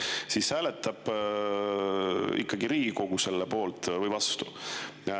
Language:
Estonian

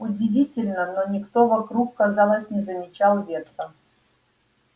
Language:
Russian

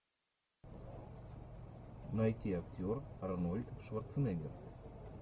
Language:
Russian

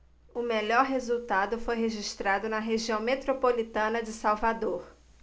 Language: Portuguese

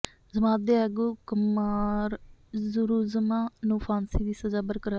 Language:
Punjabi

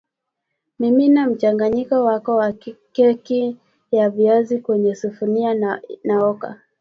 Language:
Swahili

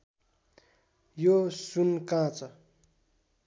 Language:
Nepali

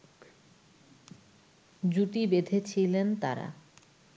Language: Bangla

